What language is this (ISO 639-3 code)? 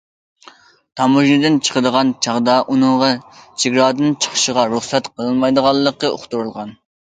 uig